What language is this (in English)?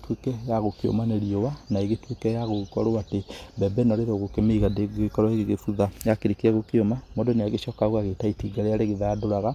Kikuyu